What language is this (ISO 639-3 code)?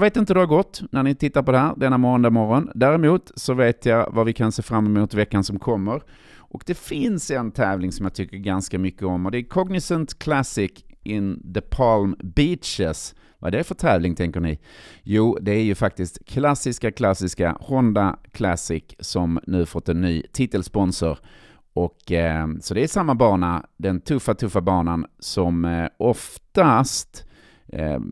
swe